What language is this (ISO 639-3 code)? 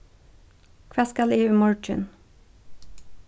fao